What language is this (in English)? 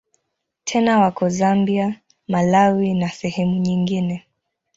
Swahili